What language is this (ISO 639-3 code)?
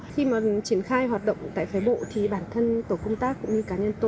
vie